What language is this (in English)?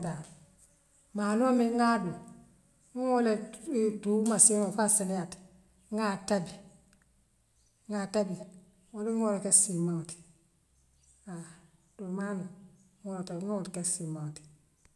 Western Maninkakan